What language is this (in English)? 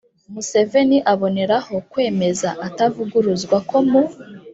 Kinyarwanda